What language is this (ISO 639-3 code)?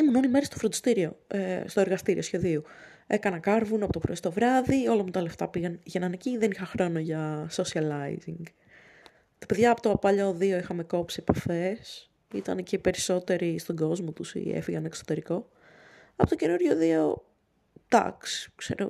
ell